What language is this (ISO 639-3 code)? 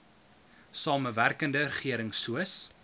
afr